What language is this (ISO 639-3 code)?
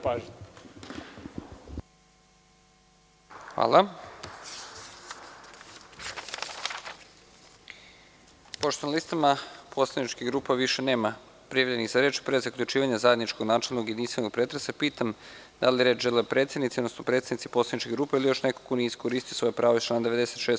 srp